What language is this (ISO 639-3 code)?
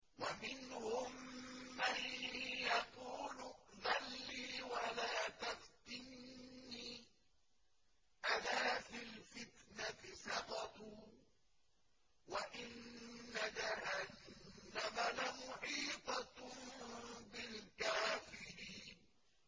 ara